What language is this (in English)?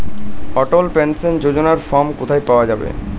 Bangla